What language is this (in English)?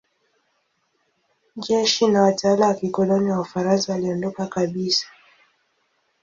Swahili